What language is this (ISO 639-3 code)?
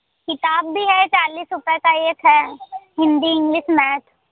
hin